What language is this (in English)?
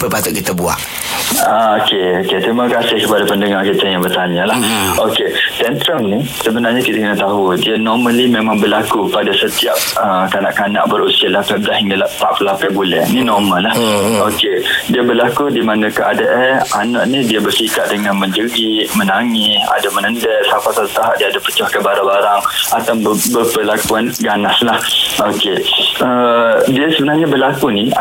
Malay